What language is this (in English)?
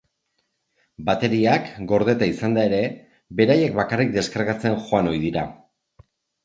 Basque